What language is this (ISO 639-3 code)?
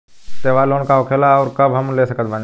bho